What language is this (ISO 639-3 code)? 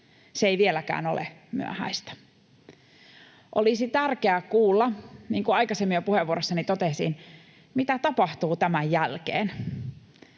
fin